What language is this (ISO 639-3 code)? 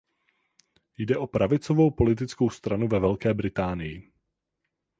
ces